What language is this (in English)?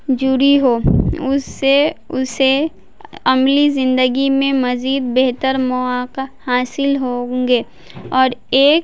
Urdu